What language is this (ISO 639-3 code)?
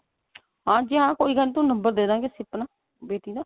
pan